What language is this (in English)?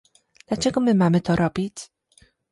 Polish